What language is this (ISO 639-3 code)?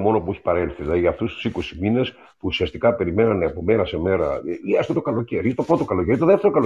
ell